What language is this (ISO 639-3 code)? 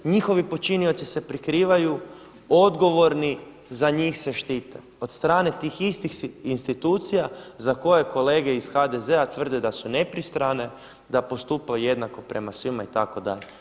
hrv